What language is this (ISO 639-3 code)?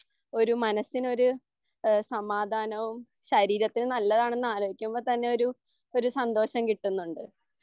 mal